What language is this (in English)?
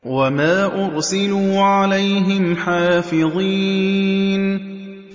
Arabic